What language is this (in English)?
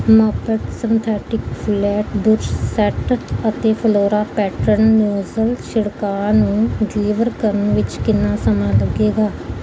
Punjabi